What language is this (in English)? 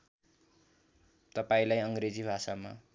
Nepali